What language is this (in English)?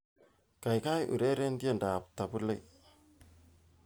Kalenjin